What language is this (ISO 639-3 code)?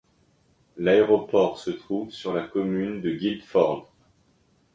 fra